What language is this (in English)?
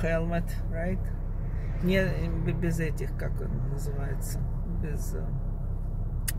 Russian